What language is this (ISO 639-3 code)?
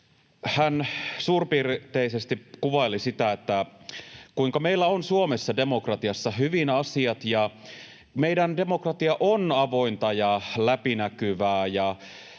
fin